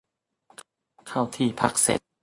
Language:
Thai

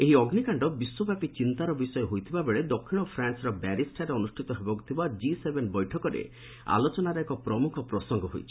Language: Odia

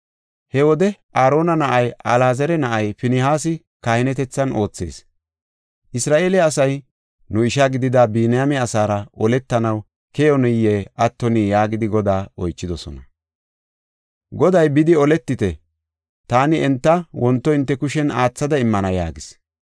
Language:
Gofa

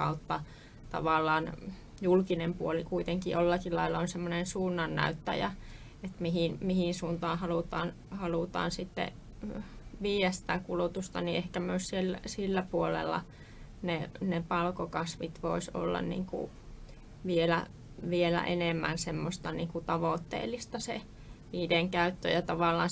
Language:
Finnish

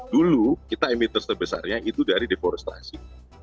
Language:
Indonesian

